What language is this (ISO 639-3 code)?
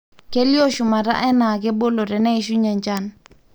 mas